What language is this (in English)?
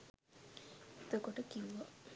Sinhala